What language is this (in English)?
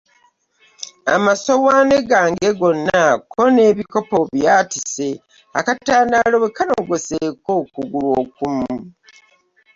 Ganda